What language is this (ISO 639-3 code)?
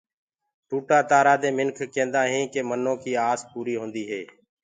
ggg